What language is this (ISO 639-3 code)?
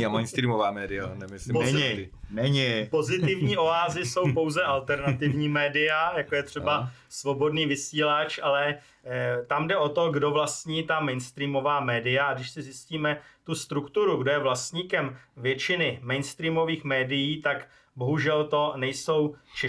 ces